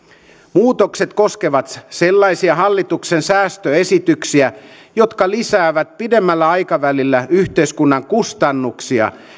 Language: Finnish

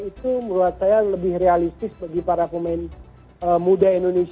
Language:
Indonesian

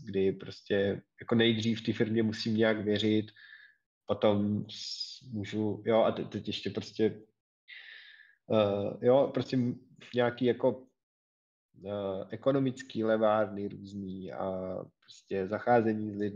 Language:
Czech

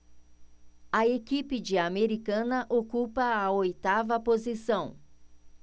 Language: Portuguese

